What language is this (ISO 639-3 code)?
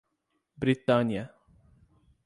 por